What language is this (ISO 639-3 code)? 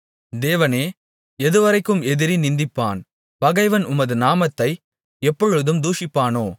tam